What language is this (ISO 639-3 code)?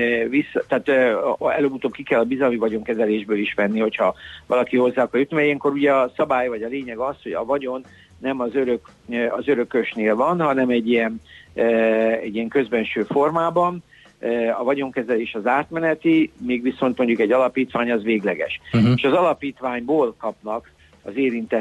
hun